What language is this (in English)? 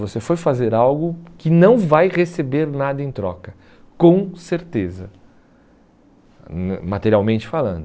Portuguese